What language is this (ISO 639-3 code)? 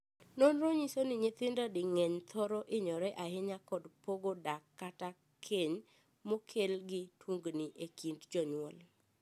luo